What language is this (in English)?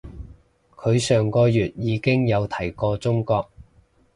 Cantonese